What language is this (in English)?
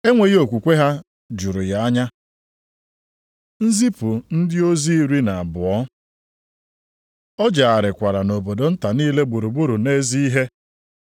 Igbo